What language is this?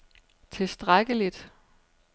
Danish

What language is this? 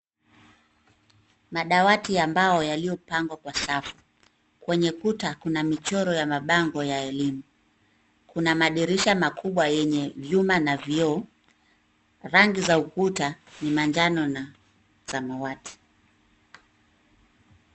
Swahili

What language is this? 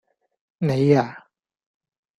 Cantonese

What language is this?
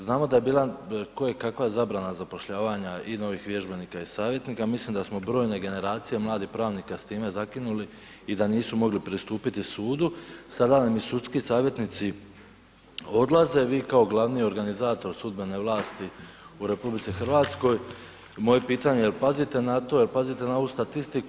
Croatian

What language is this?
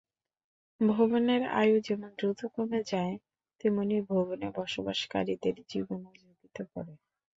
Bangla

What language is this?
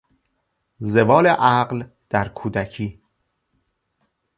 Persian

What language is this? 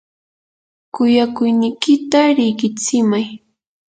Yanahuanca Pasco Quechua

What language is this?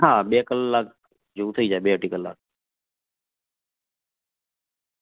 Gujarati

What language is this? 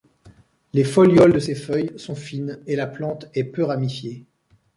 French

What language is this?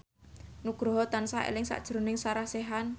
Javanese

